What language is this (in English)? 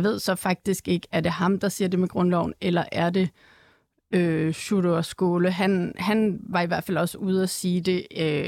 Danish